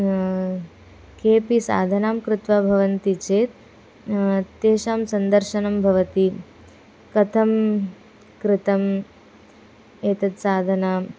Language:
Sanskrit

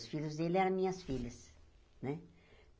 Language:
Portuguese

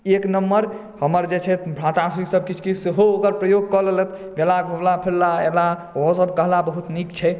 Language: Maithili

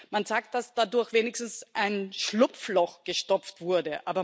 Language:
German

